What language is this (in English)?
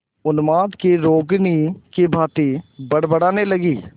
Hindi